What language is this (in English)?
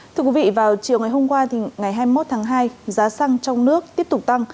Vietnamese